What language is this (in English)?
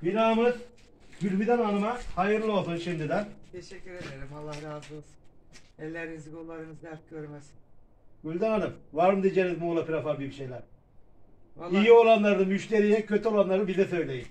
Turkish